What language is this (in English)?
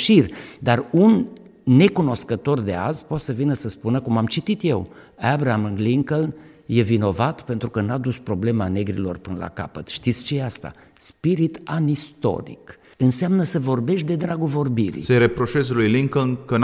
Romanian